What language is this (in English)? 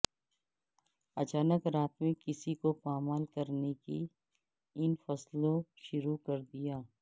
Urdu